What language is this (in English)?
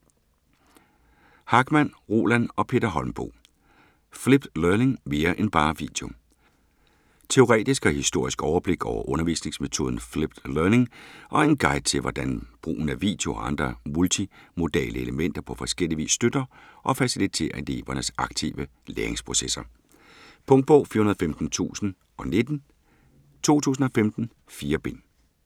Danish